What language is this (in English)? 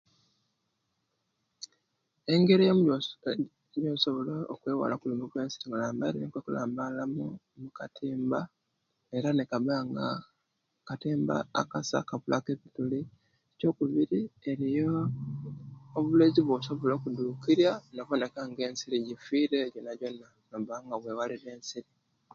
Kenyi